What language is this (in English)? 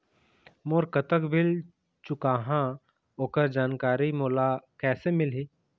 Chhattisgarhi